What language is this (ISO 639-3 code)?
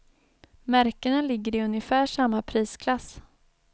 swe